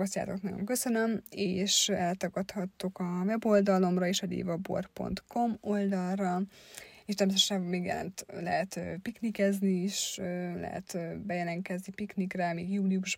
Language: Hungarian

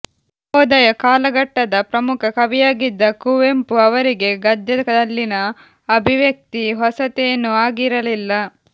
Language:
Kannada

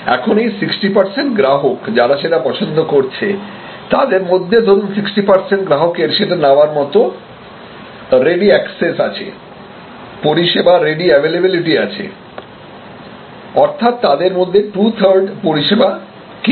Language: Bangla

